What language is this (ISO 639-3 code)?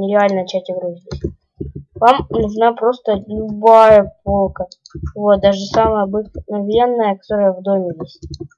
rus